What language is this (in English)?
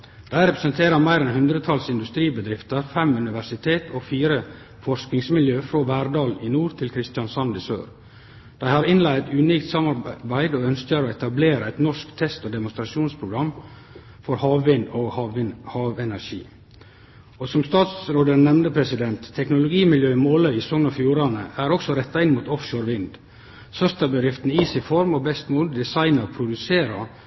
Norwegian Nynorsk